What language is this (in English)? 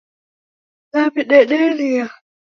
Taita